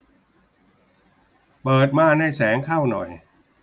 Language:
Thai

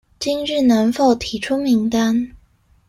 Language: Chinese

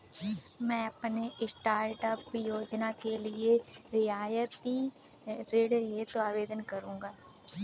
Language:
Hindi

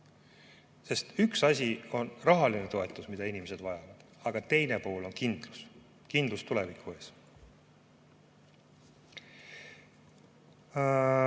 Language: Estonian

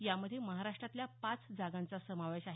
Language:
Marathi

